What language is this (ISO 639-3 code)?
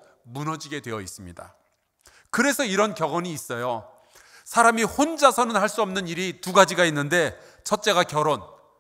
kor